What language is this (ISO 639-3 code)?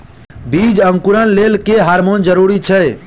mai